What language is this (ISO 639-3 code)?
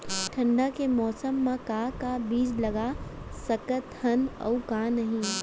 hne